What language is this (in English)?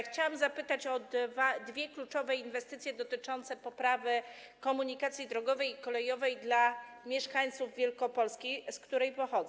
Polish